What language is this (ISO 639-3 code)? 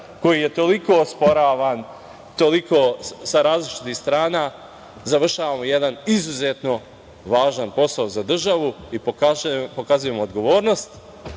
srp